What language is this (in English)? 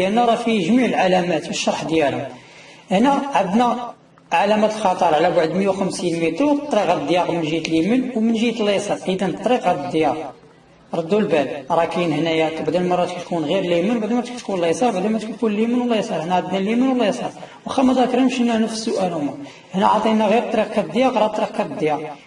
Arabic